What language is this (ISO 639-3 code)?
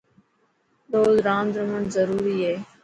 mki